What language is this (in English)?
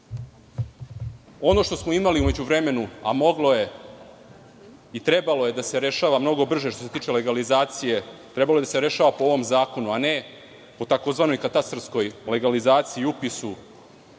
Serbian